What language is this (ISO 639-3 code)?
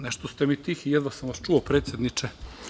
srp